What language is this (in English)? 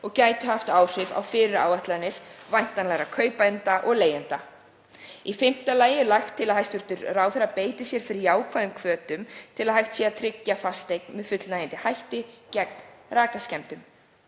Icelandic